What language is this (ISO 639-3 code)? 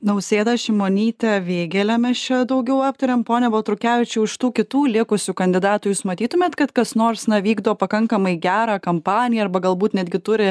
lit